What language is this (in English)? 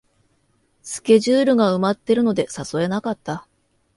Japanese